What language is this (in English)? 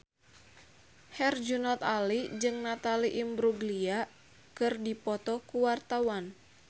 Sundanese